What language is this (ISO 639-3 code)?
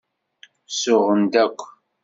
kab